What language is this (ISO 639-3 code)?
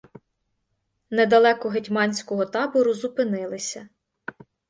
ukr